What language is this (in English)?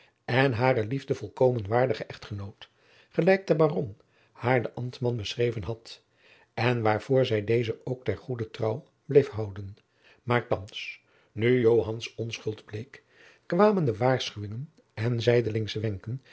Dutch